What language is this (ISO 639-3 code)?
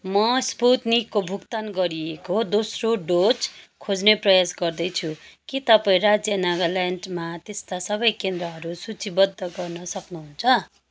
nep